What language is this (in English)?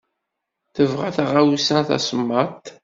Kabyle